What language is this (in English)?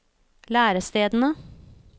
Norwegian